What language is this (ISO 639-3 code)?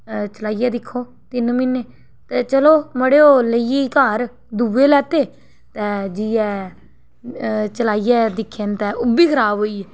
doi